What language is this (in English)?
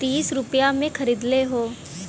Bhojpuri